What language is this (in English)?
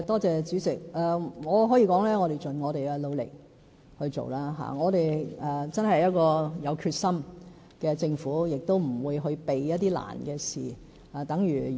Cantonese